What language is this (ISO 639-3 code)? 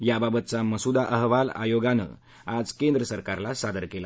mar